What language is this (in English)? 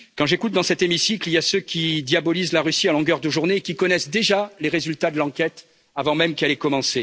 French